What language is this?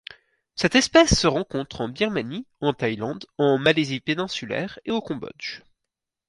French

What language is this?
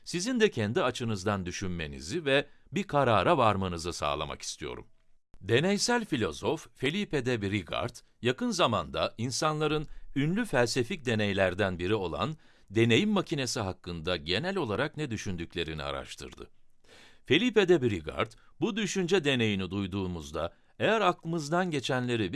Turkish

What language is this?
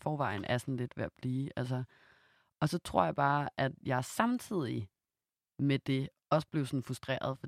Danish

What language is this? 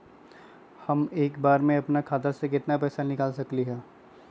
Magahi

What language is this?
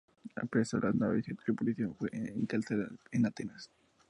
Spanish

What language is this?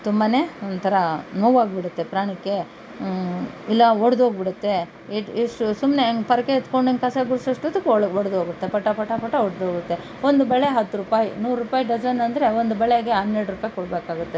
Kannada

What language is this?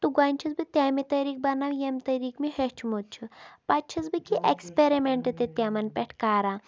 Kashmiri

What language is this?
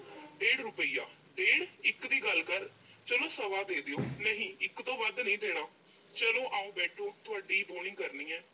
Punjabi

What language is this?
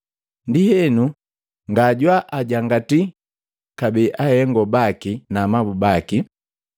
Matengo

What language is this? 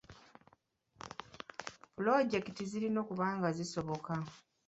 Ganda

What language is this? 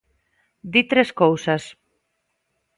Galician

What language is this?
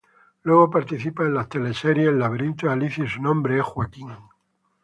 Spanish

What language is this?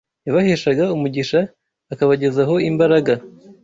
Kinyarwanda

